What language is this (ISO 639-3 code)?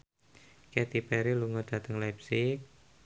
jav